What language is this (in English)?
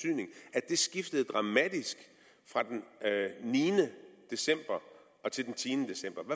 Danish